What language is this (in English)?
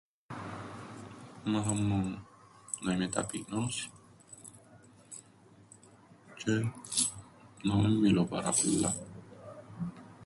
Greek